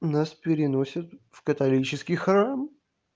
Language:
Russian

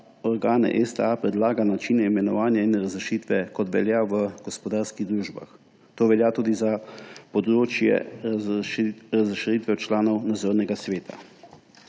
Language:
Slovenian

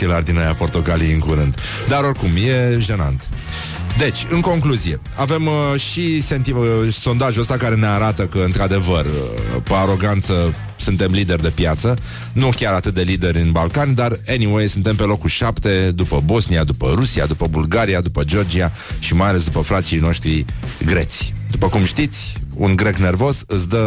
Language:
Romanian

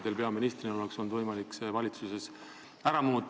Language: Estonian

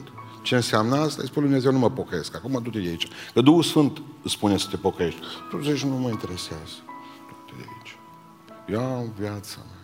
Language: Romanian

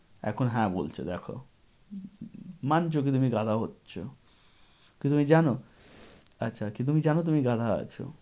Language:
Bangla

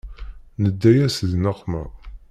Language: Kabyle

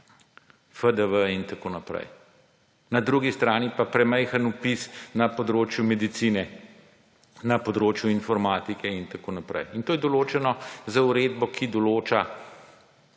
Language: Slovenian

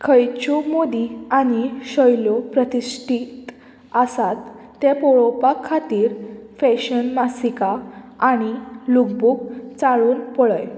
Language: Konkani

